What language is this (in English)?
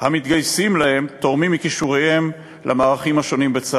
Hebrew